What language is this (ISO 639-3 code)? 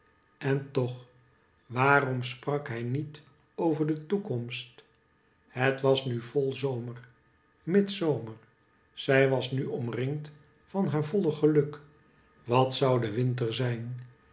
nld